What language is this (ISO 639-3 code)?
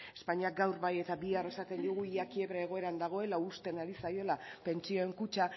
eus